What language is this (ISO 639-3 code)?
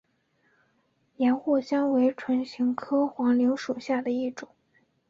zho